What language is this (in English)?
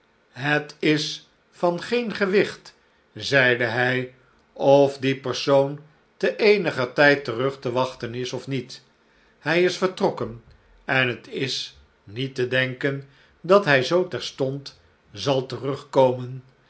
Dutch